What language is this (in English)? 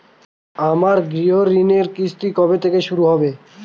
Bangla